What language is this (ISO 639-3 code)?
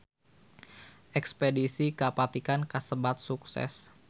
sun